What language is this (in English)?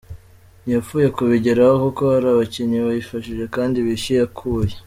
Kinyarwanda